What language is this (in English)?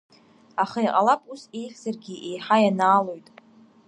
Abkhazian